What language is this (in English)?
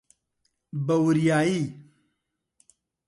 Central Kurdish